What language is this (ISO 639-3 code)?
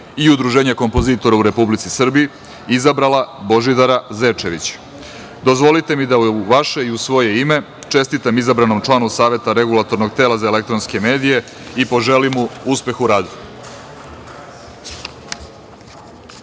srp